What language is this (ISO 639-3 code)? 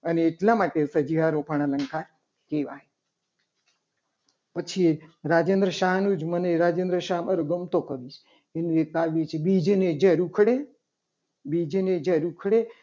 guj